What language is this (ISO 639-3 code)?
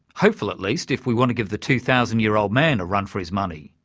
eng